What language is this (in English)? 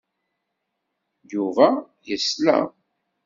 Kabyle